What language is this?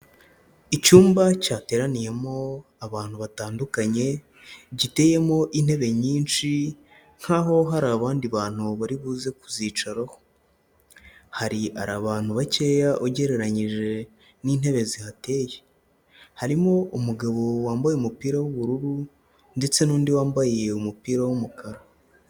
Kinyarwanda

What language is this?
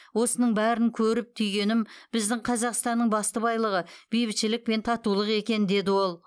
Kazakh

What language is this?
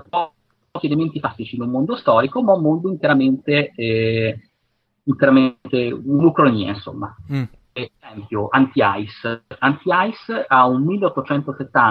Italian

